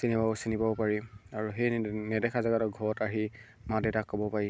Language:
Assamese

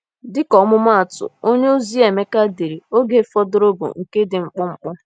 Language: Igbo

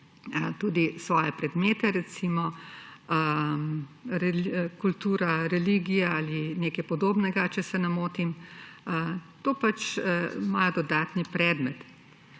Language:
Slovenian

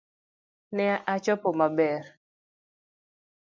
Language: Luo (Kenya and Tanzania)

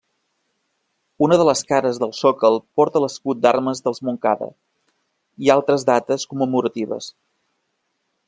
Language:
Catalan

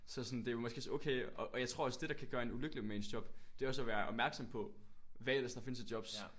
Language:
Danish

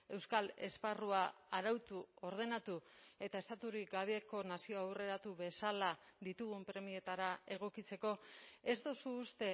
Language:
Basque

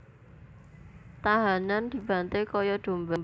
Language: Javanese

